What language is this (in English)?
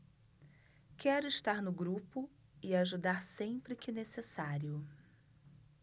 Portuguese